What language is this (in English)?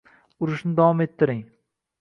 Uzbek